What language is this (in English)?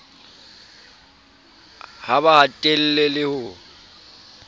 Southern Sotho